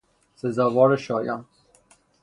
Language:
Persian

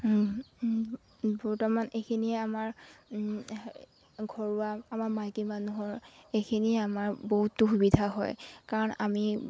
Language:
Assamese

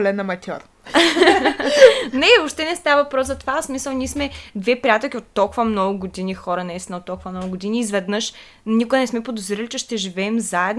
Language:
Bulgarian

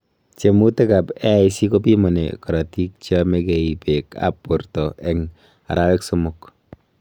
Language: Kalenjin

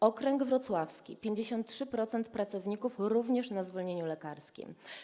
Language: Polish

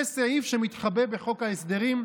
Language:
Hebrew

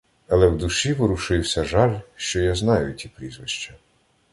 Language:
Ukrainian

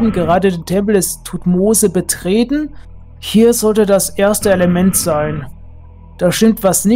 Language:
German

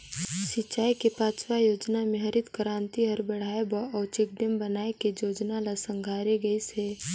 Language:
Chhattisgarhi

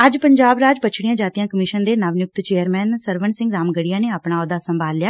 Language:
Punjabi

